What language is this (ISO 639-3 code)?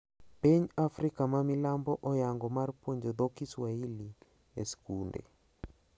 luo